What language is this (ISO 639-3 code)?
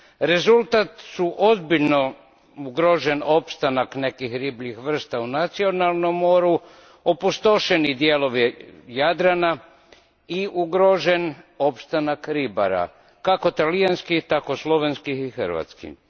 hrv